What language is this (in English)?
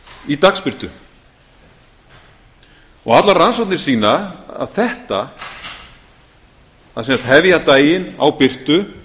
Icelandic